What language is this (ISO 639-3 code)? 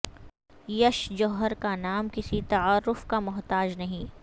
urd